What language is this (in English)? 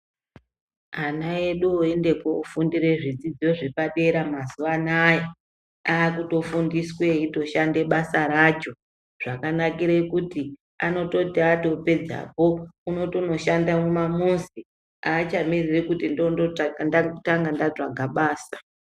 Ndau